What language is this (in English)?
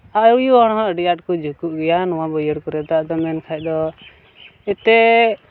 Santali